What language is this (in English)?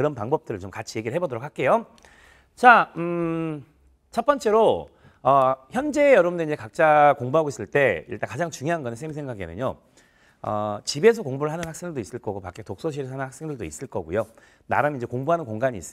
Korean